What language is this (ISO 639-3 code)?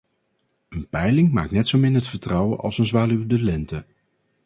nld